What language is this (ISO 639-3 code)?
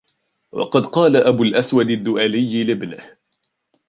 ara